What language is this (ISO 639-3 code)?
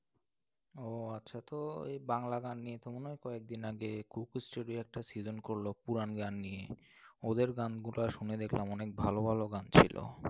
ben